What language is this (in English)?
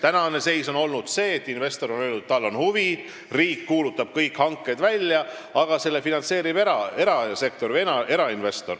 Estonian